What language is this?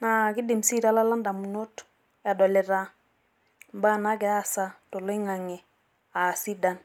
Masai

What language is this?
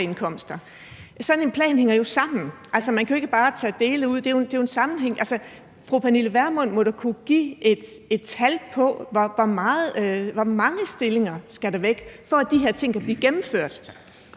Danish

